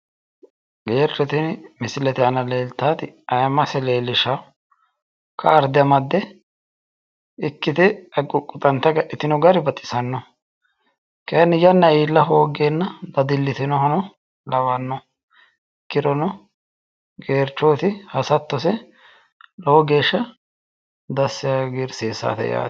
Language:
Sidamo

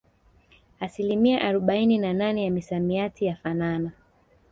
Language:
Swahili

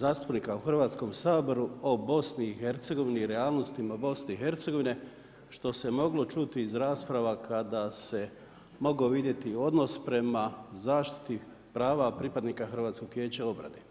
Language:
Croatian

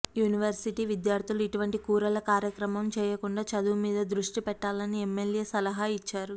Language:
Telugu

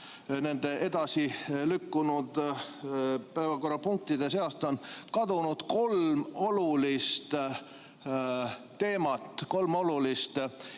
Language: Estonian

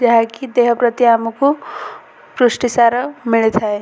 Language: Odia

